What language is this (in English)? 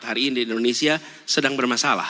Indonesian